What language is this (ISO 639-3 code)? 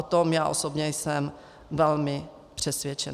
ces